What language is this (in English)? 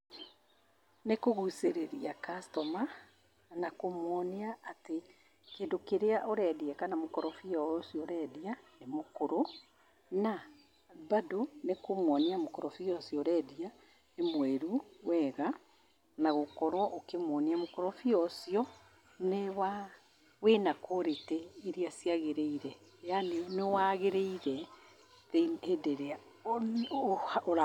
Kikuyu